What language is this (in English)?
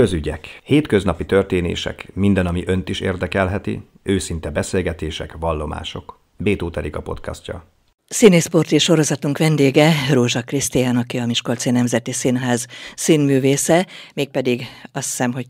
Hungarian